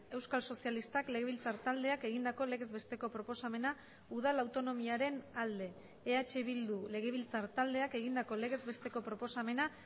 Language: Basque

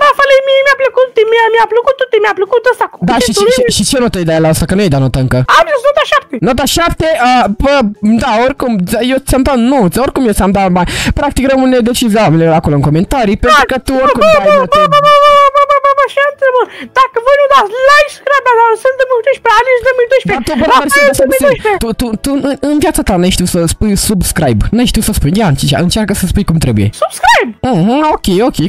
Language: Romanian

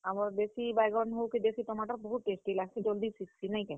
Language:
Odia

